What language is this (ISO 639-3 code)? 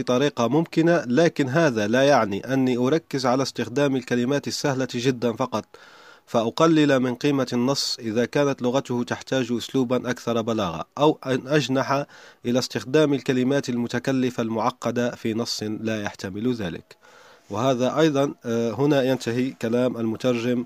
ara